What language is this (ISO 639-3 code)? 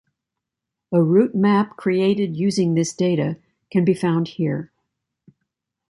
eng